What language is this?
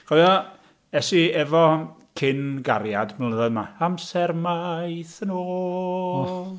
Welsh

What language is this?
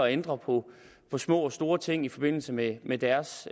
Danish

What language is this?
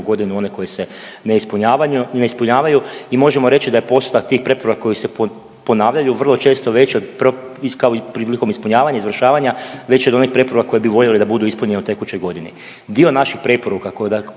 Croatian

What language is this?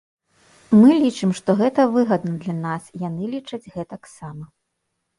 Belarusian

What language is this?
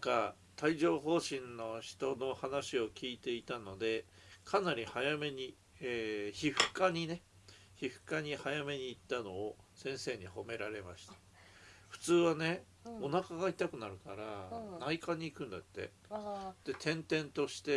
Japanese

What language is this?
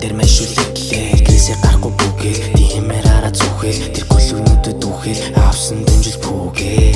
French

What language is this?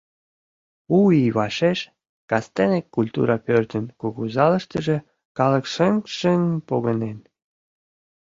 Mari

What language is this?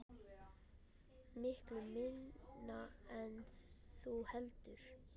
Icelandic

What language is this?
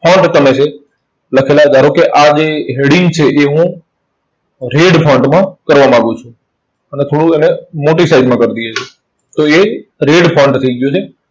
Gujarati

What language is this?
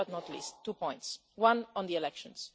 English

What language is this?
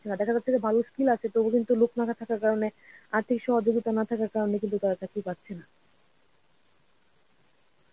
Bangla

